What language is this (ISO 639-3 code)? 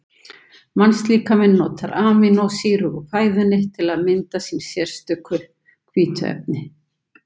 isl